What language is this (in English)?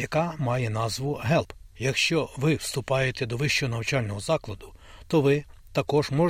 Ukrainian